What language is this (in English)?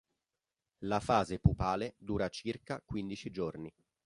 Italian